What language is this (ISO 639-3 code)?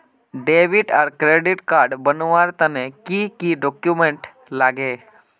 mag